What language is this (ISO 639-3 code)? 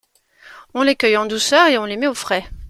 fra